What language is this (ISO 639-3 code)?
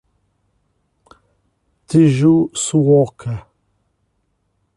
por